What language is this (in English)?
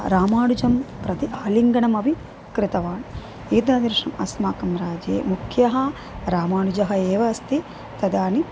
Sanskrit